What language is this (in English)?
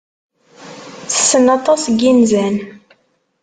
Kabyle